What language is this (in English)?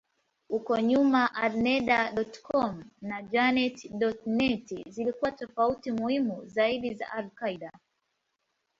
Swahili